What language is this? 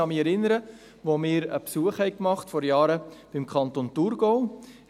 Swiss German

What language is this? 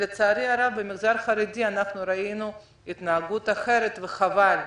Hebrew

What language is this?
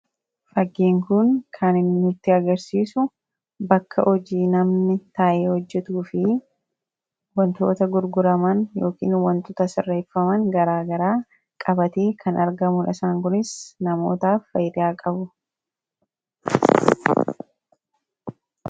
Oromo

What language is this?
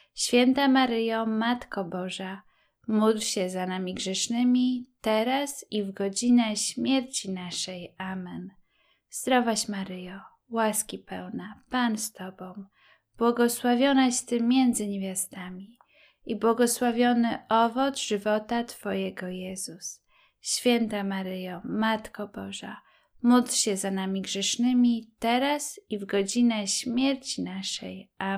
Polish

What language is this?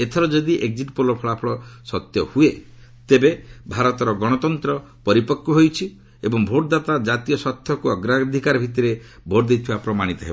Odia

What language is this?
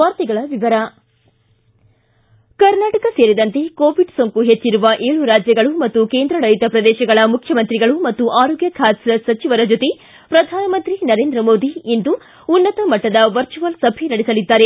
Kannada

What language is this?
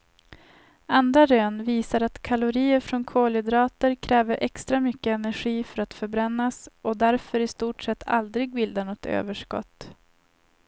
Swedish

